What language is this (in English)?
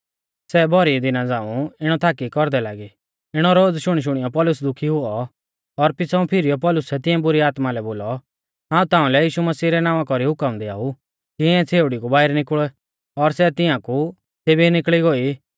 Mahasu Pahari